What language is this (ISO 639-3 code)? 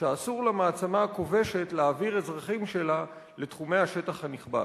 heb